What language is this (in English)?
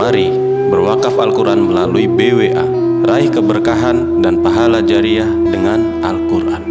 Indonesian